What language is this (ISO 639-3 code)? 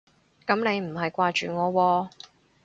yue